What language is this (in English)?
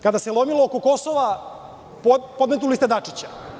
Serbian